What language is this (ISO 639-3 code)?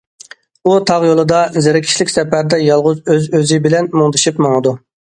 uig